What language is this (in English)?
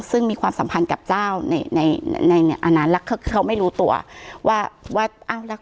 Thai